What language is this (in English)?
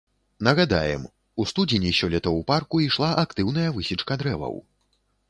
Belarusian